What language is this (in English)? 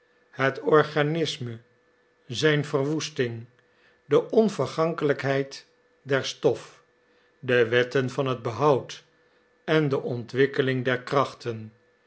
Dutch